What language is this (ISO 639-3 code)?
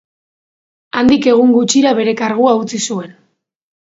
eus